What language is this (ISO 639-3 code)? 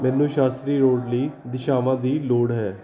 pan